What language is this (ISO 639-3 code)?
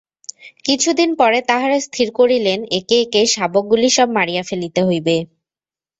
ben